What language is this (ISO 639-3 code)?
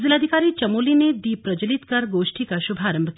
hin